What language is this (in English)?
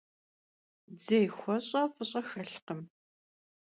Kabardian